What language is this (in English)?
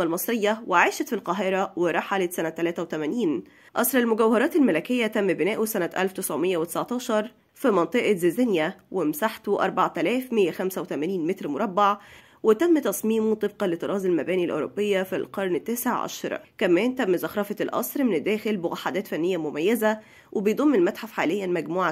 Arabic